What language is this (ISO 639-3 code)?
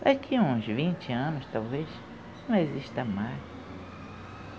por